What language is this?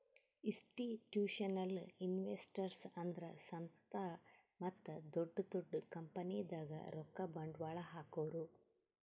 Kannada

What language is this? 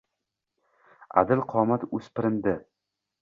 Uzbek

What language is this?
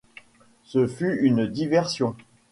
French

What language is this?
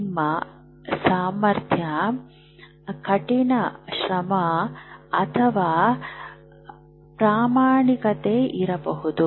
Kannada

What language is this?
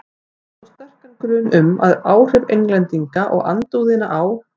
Icelandic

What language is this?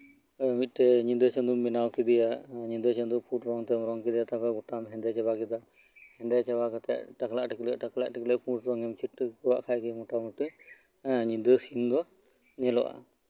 Santali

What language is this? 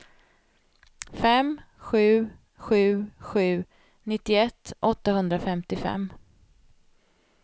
Swedish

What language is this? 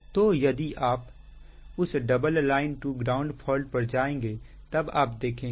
Hindi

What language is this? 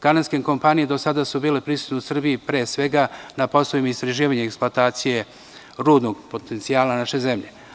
Serbian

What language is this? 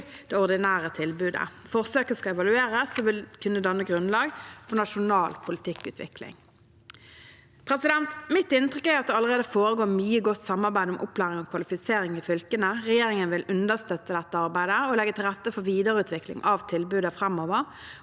Norwegian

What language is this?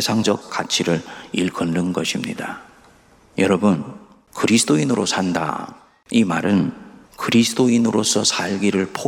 Korean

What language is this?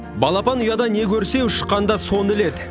Kazakh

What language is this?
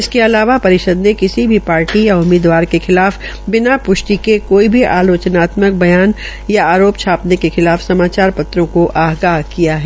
Hindi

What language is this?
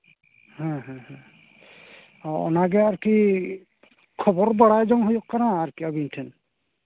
Santali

